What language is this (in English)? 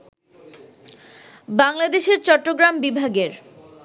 Bangla